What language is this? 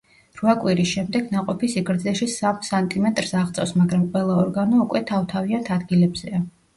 Georgian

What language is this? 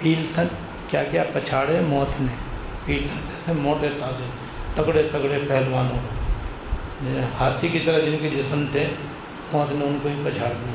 Urdu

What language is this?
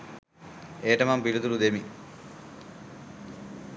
Sinhala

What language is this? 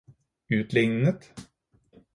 Norwegian Bokmål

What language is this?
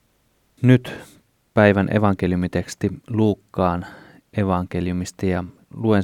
Finnish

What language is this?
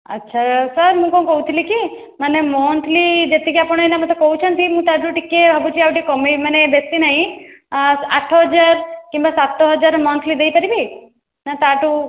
Odia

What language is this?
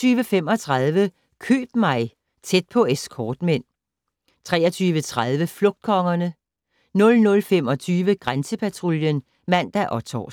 Danish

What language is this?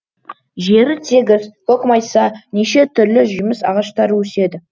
Kazakh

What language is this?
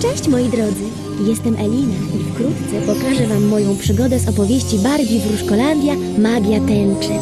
Polish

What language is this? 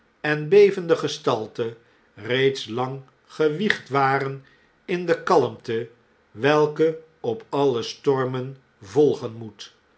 Dutch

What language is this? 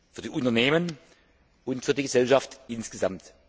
German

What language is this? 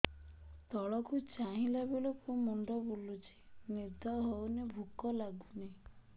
Odia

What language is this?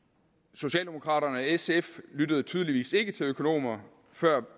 Danish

